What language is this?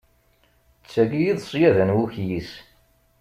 Kabyle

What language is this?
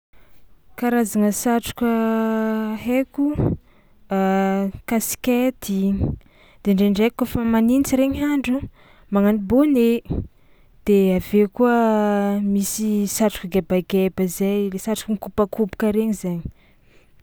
Tsimihety Malagasy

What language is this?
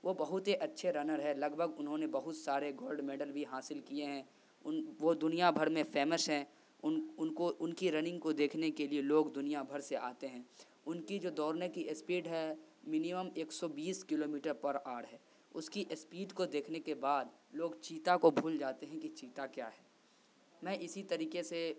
Urdu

